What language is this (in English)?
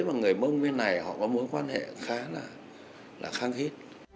Vietnamese